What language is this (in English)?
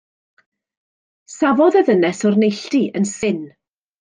Welsh